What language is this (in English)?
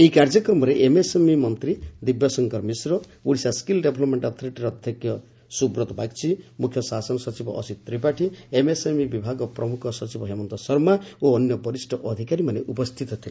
Odia